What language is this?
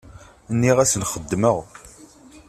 Kabyle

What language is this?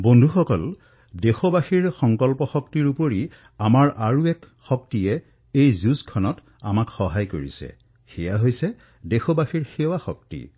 Assamese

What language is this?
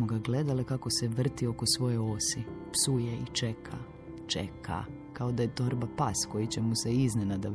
Croatian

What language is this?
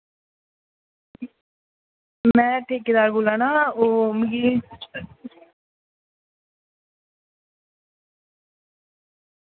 Dogri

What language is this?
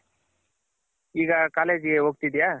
Kannada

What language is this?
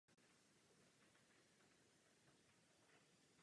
Czech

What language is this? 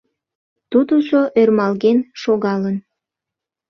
Mari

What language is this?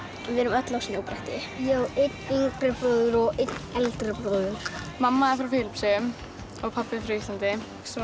Icelandic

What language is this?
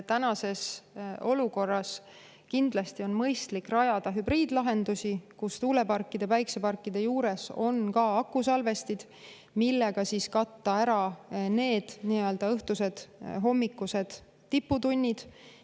Estonian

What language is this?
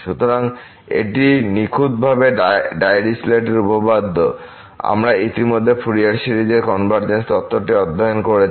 Bangla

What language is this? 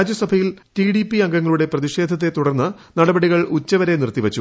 Malayalam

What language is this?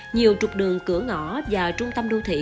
Vietnamese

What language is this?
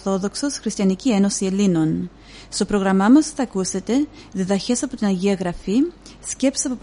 Greek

